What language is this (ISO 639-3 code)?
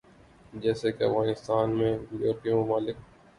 urd